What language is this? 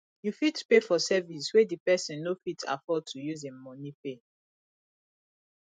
Nigerian Pidgin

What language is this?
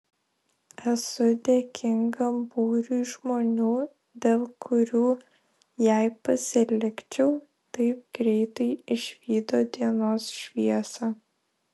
Lithuanian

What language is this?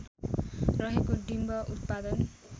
Nepali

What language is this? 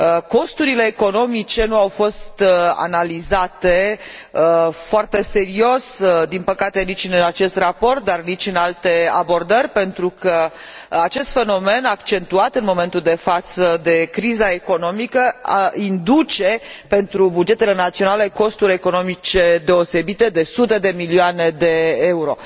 Romanian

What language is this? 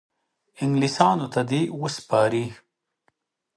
Pashto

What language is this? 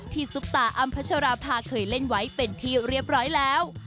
Thai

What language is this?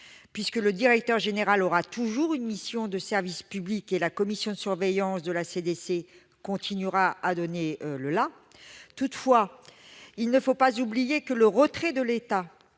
French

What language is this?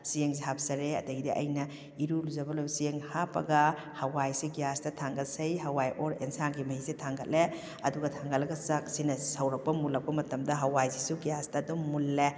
Manipuri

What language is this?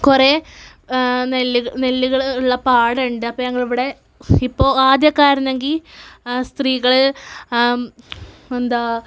Malayalam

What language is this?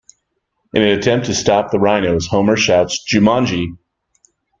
English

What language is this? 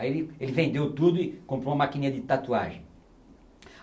Portuguese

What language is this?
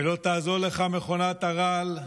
Hebrew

